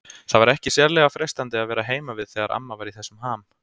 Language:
Icelandic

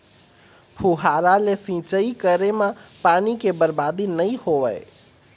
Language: Chhattisgarhi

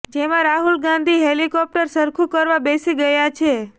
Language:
Gujarati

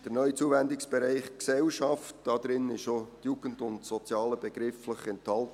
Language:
Swiss German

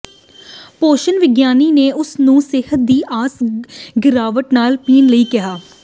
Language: Punjabi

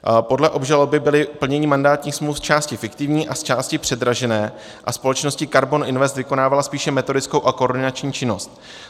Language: Czech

